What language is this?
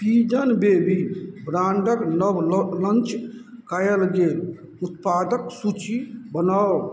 Maithili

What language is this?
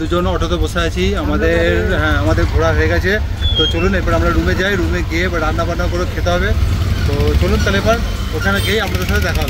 Hindi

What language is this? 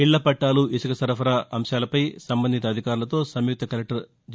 Telugu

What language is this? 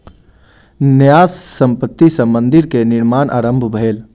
Maithili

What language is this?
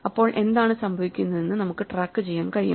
Malayalam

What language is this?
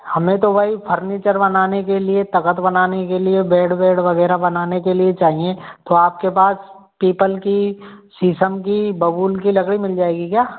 Hindi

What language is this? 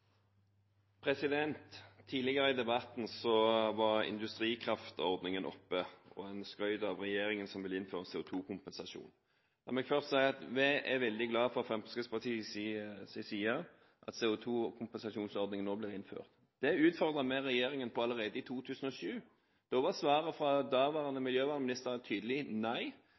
Norwegian Bokmål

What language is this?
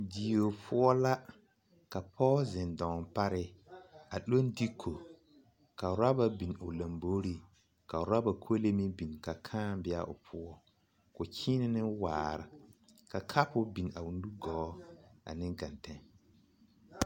Southern Dagaare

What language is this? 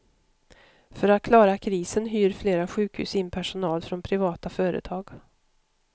Swedish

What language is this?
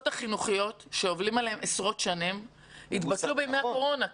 Hebrew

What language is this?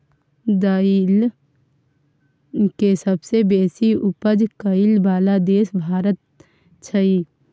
Maithili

